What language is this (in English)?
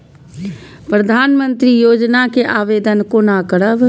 Maithili